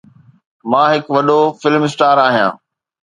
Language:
Sindhi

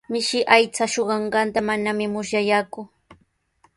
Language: Sihuas Ancash Quechua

